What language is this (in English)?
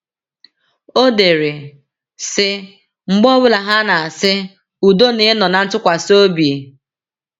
Igbo